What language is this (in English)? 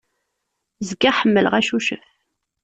Kabyle